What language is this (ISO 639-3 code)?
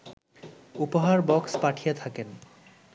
ben